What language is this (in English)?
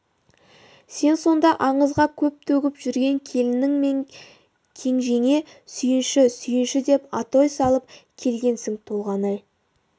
Kazakh